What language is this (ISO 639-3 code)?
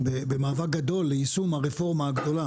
heb